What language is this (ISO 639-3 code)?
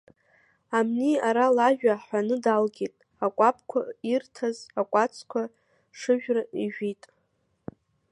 abk